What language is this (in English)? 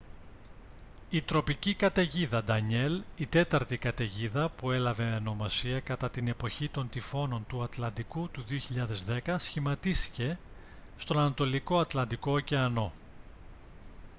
Greek